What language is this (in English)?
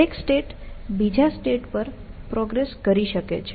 Gujarati